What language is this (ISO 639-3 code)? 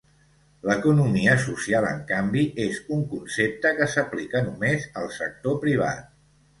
cat